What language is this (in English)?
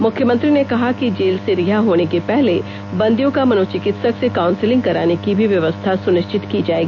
Hindi